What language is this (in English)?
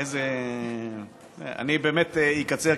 Hebrew